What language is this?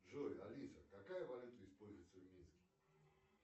Russian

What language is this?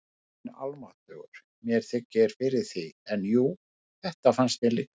Icelandic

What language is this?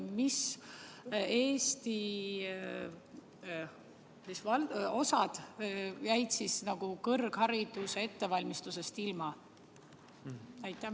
Estonian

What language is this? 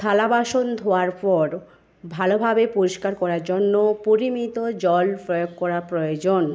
Bangla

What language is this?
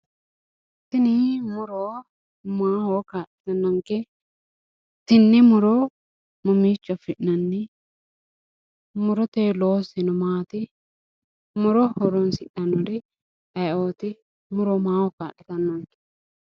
Sidamo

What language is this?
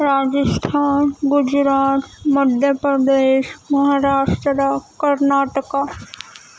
Urdu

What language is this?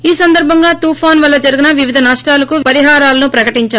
Telugu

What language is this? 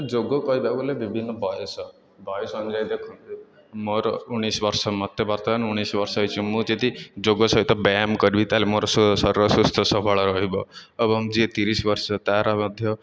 Odia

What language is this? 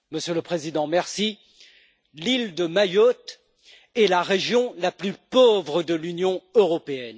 French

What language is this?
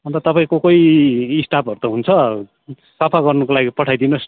Nepali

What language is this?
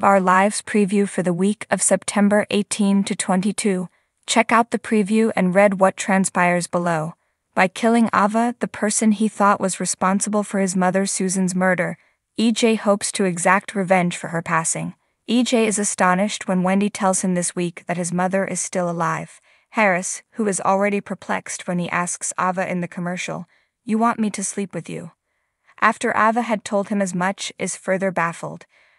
English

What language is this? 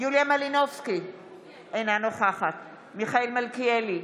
Hebrew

